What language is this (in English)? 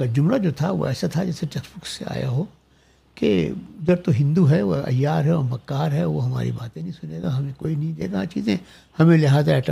Urdu